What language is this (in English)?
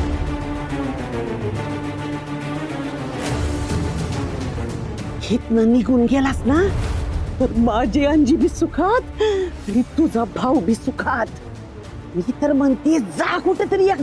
Marathi